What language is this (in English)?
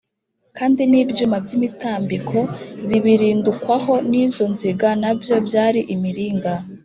Kinyarwanda